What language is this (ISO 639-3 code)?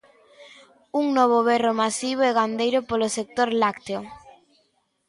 glg